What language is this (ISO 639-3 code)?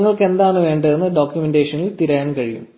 mal